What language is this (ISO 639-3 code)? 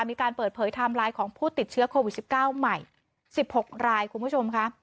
tha